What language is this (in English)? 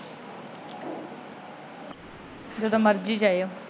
Punjabi